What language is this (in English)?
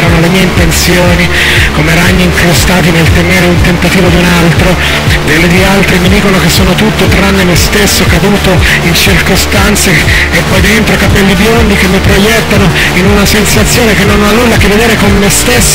Italian